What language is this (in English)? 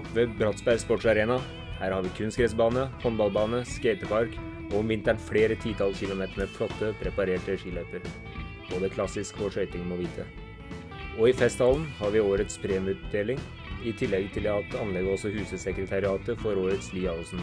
Norwegian